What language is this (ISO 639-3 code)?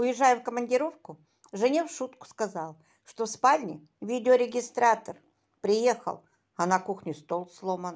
rus